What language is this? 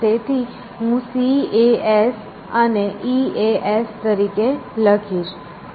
Gujarati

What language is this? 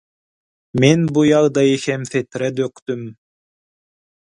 Turkmen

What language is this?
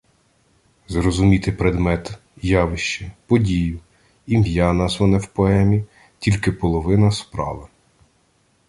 Ukrainian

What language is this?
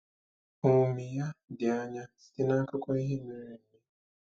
Igbo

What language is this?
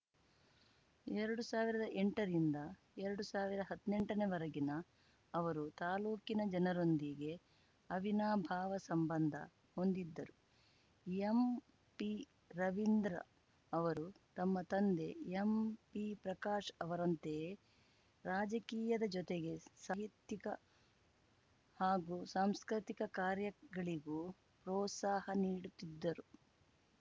Kannada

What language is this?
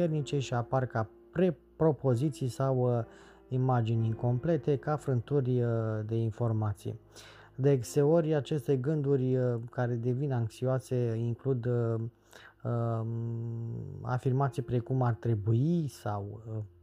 Romanian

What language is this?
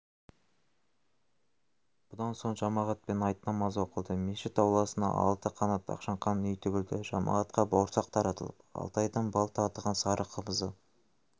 Kazakh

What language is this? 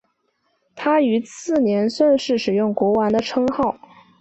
Chinese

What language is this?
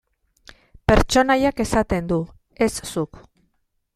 Basque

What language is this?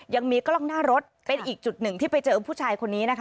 Thai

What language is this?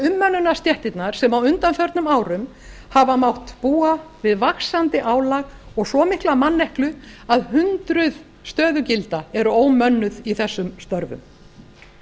Icelandic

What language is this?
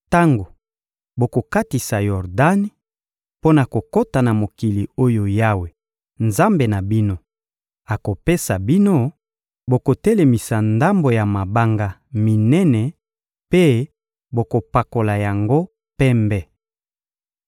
Lingala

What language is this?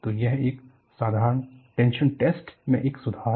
Hindi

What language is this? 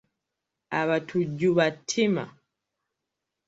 Ganda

